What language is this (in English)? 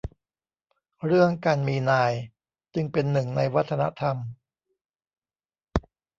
Thai